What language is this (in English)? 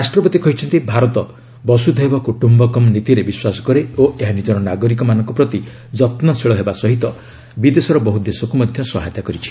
Odia